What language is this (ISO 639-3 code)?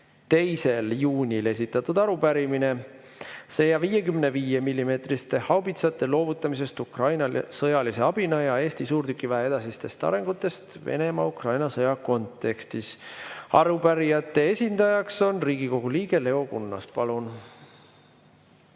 est